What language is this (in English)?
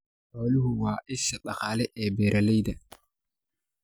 Somali